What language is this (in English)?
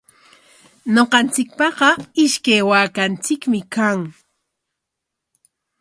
Corongo Ancash Quechua